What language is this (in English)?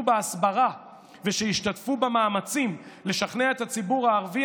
Hebrew